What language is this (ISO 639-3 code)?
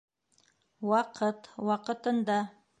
bak